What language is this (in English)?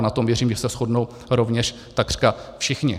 Czech